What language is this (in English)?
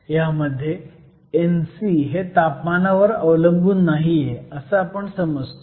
Marathi